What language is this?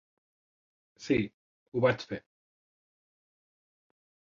Catalan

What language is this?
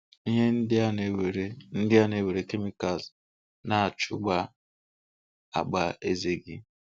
Igbo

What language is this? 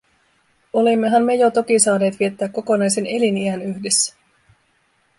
Finnish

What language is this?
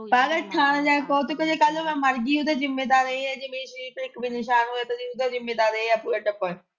Punjabi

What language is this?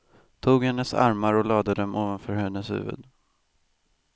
Swedish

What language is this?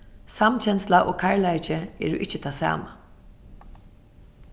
Faroese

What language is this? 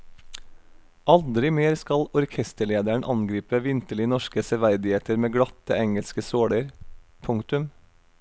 Norwegian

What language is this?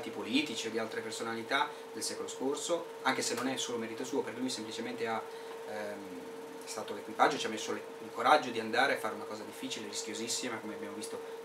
Italian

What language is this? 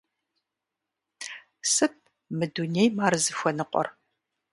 Kabardian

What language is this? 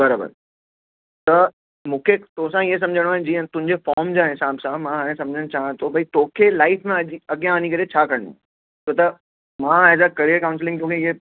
Sindhi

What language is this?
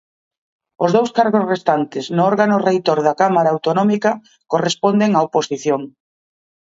Galician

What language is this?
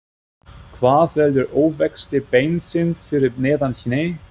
Icelandic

